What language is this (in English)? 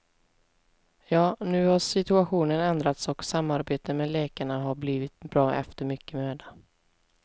Swedish